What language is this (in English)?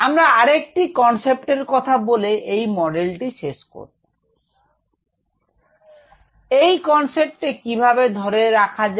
Bangla